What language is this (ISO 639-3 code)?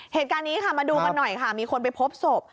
tha